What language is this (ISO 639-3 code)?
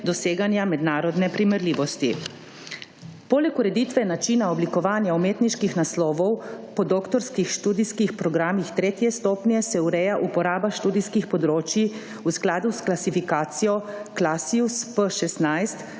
slv